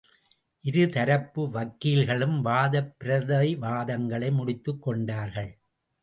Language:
Tamil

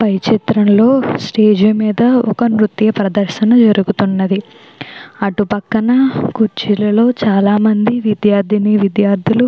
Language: Telugu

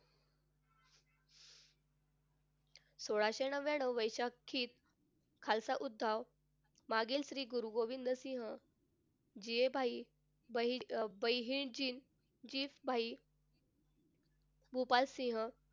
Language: Marathi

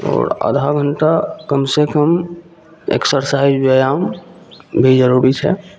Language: Maithili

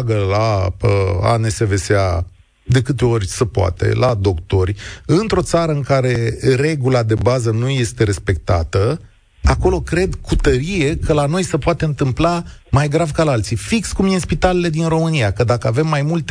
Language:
Romanian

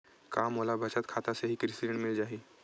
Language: Chhattisgarhi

